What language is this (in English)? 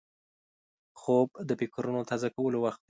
Pashto